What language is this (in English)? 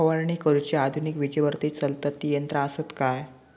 Marathi